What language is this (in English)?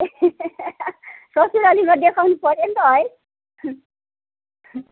Nepali